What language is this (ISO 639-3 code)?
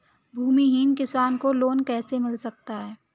hin